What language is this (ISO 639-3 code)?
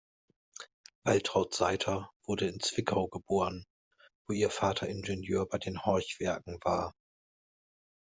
deu